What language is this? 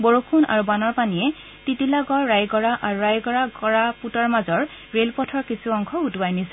Assamese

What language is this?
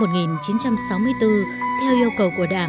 Vietnamese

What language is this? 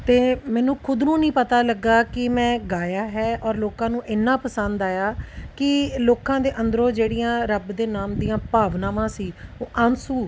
Punjabi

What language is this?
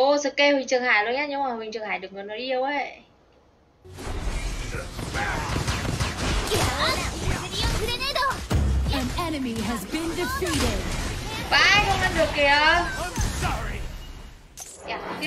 Vietnamese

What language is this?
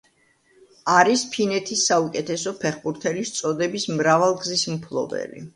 Georgian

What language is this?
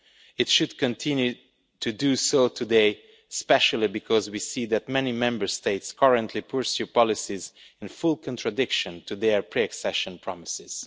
English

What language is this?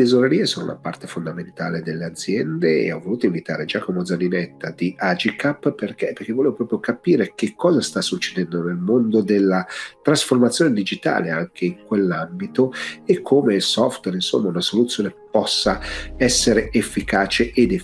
Italian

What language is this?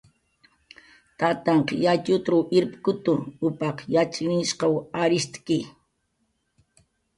Jaqaru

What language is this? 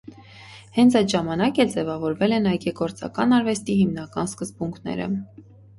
Armenian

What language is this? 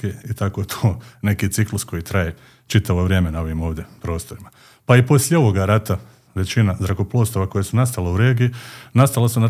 Croatian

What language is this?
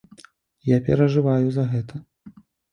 Belarusian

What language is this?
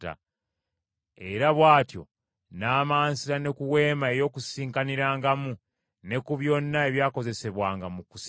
Ganda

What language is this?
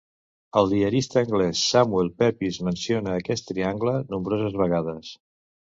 Catalan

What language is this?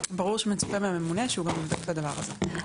Hebrew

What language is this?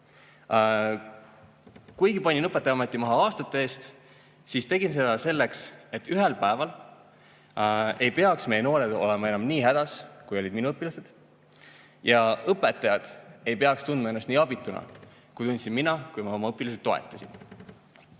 Estonian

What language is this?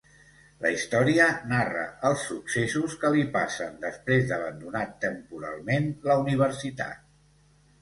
Catalan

